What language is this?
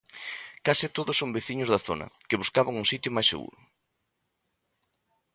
Galician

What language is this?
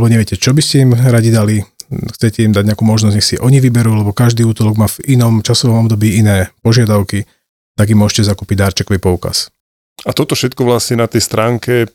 Slovak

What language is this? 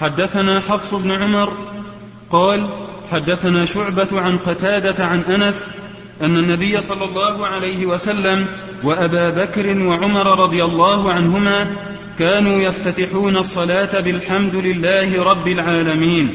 Arabic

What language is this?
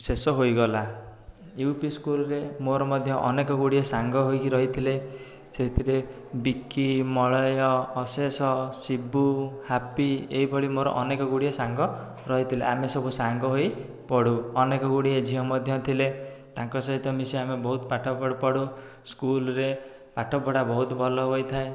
Odia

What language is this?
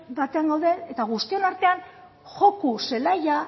Basque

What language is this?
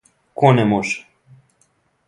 Serbian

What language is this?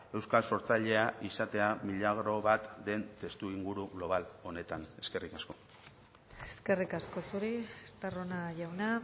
Basque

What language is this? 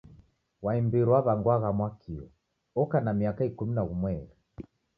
Taita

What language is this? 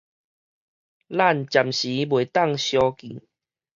Min Nan Chinese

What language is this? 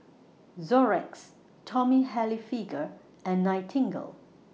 English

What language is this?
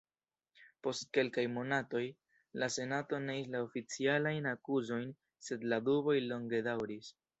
Esperanto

